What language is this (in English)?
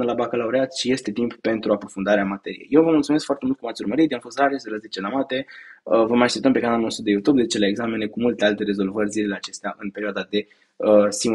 Romanian